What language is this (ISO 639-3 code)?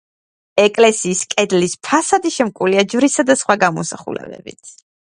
kat